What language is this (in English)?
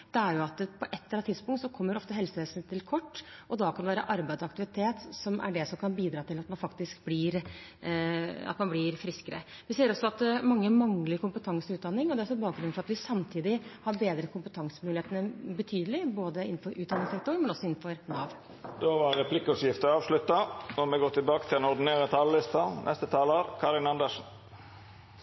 Norwegian